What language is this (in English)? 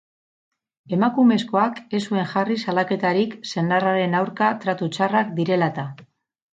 Basque